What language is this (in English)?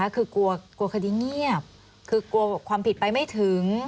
Thai